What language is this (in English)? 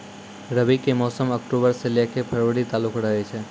Maithili